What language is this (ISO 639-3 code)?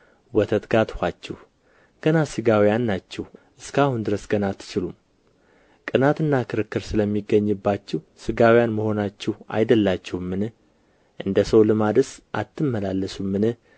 amh